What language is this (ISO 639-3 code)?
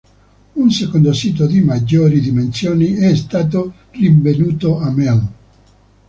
ita